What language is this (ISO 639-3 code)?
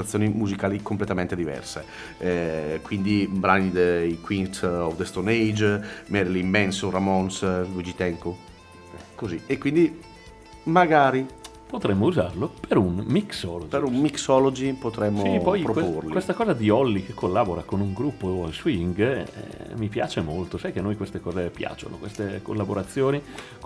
ita